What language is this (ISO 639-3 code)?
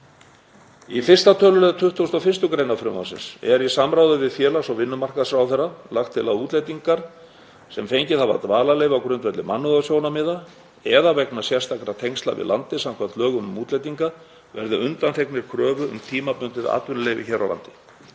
isl